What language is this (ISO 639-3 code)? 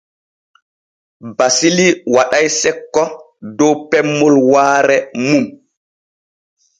fue